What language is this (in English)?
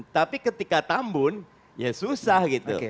Indonesian